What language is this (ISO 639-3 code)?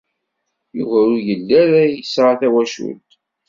kab